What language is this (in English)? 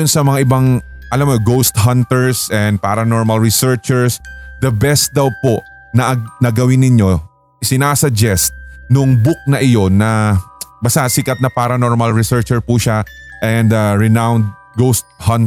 Filipino